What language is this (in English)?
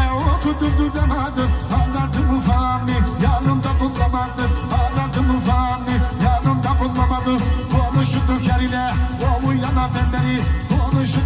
Turkish